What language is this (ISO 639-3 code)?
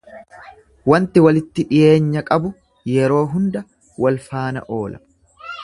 orm